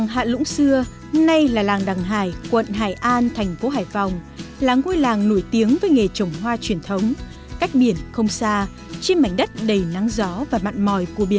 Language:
Vietnamese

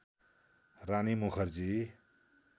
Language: Nepali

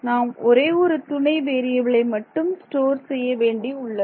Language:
Tamil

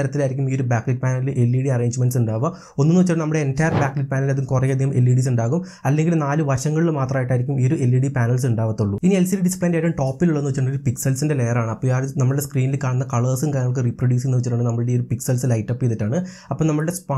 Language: Malayalam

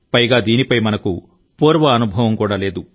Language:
Telugu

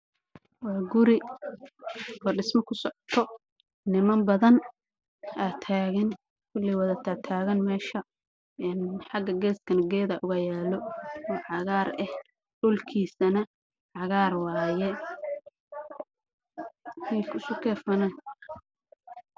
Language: Somali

